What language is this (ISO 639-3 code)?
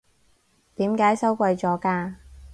yue